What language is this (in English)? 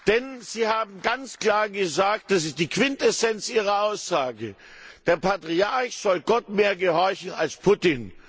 German